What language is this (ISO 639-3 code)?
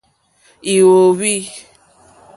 bri